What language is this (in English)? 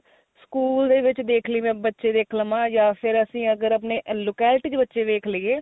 Punjabi